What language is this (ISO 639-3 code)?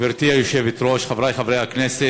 heb